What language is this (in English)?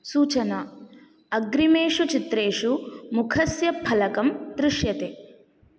Sanskrit